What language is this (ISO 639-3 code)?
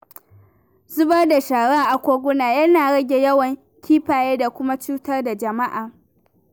hau